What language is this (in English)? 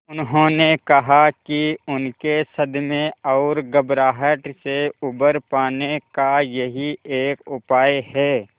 Hindi